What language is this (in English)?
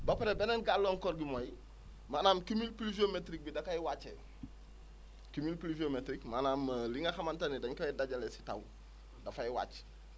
Wolof